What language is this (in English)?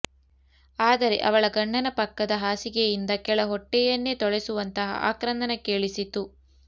Kannada